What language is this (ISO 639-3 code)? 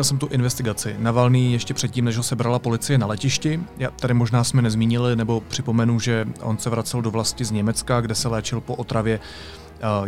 ces